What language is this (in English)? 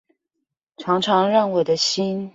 Chinese